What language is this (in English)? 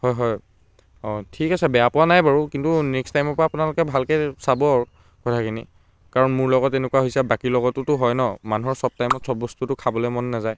Assamese